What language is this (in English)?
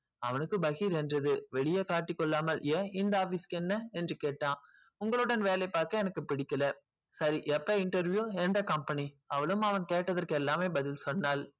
Tamil